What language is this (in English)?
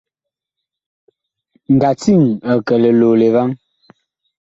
Bakoko